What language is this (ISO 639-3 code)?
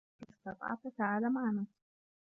ara